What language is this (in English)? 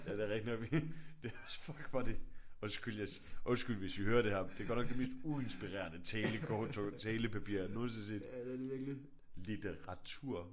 Danish